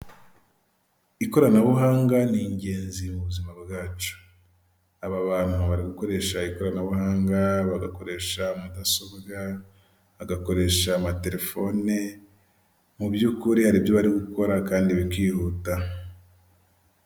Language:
Kinyarwanda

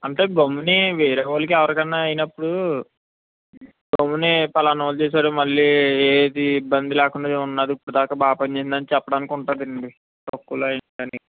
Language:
Telugu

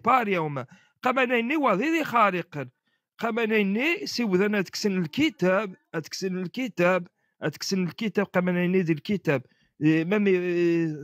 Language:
Arabic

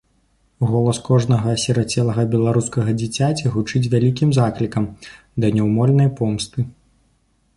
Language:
Belarusian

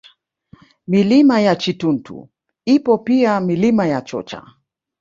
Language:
Swahili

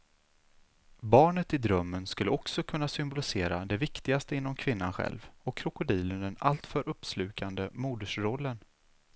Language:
Swedish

